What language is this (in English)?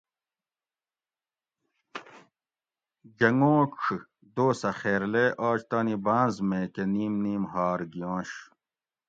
Gawri